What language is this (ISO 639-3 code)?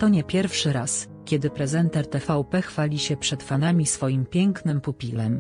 pol